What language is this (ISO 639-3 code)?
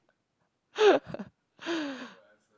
eng